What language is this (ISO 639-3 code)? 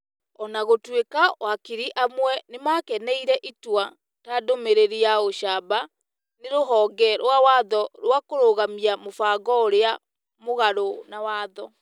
kik